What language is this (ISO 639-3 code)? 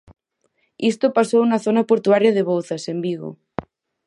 glg